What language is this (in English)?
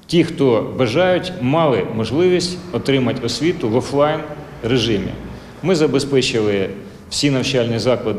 Ukrainian